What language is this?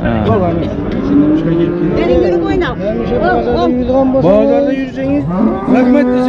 Turkish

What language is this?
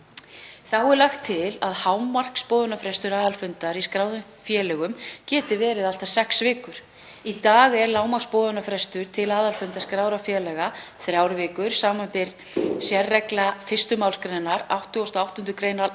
Icelandic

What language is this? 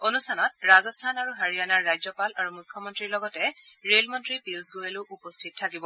Assamese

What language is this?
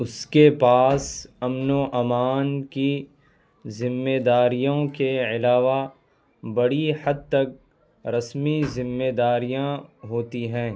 Urdu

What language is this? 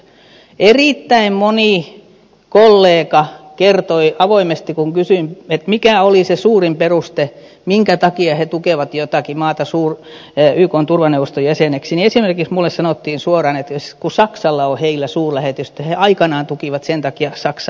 Finnish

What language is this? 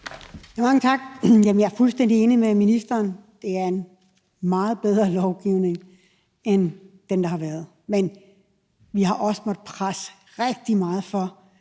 Danish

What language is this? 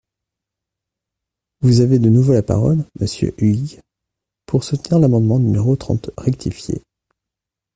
French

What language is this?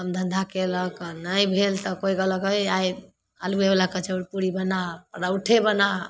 Maithili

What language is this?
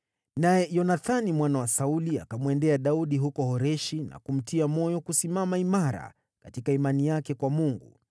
Swahili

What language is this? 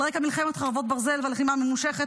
Hebrew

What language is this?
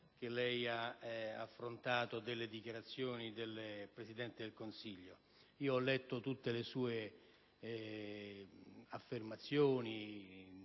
Italian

